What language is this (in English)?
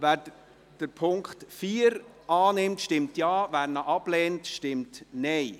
Swiss German